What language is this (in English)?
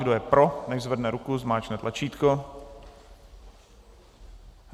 Czech